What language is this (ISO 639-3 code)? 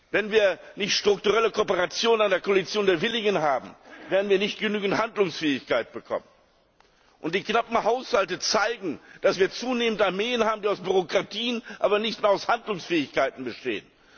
deu